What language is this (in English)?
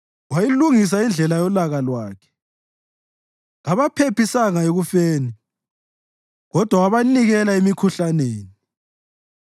North Ndebele